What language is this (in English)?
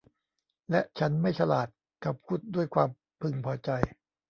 Thai